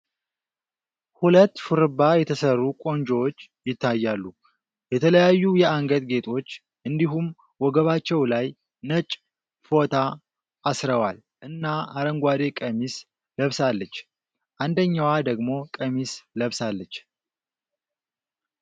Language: Amharic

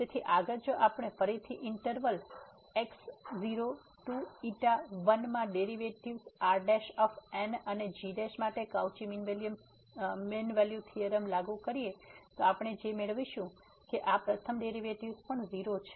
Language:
Gujarati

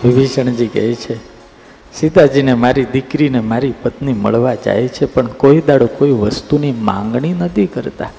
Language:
Gujarati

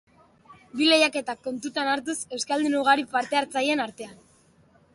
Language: Basque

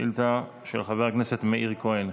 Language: Hebrew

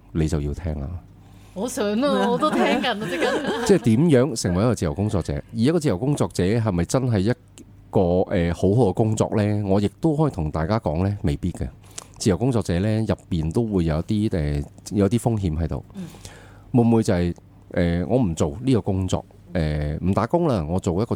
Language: Chinese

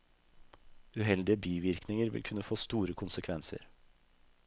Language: Norwegian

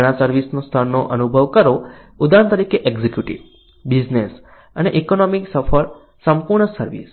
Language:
Gujarati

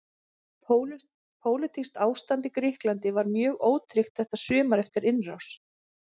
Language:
Icelandic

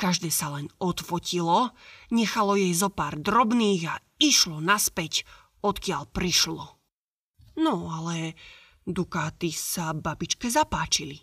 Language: Slovak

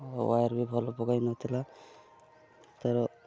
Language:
Odia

